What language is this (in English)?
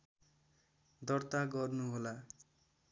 Nepali